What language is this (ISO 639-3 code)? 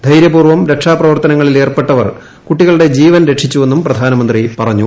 mal